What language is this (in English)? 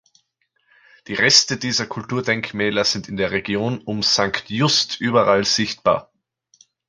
German